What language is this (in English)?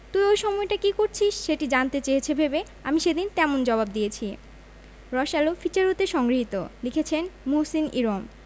Bangla